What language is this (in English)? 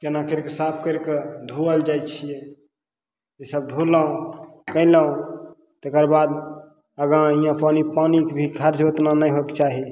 Maithili